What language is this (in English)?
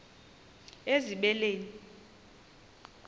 Xhosa